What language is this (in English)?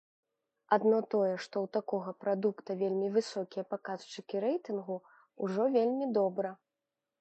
Belarusian